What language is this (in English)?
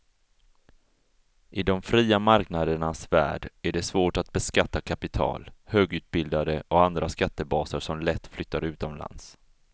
Swedish